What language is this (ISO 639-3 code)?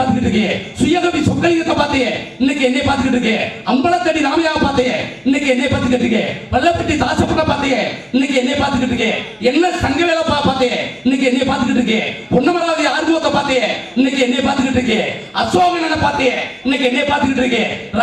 tam